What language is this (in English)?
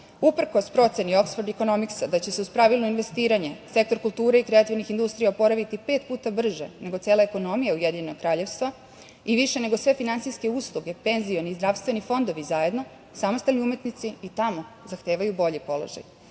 Serbian